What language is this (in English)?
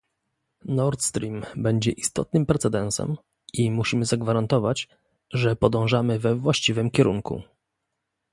Polish